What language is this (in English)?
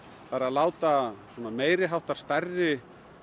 Icelandic